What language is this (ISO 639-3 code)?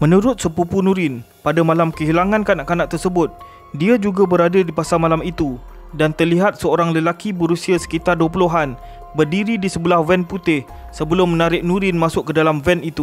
msa